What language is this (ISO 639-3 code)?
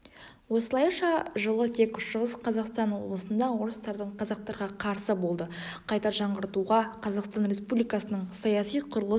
kaz